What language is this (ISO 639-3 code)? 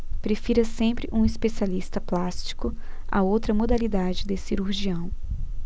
por